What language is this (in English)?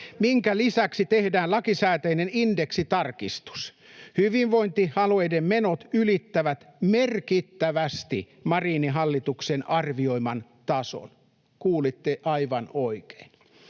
Finnish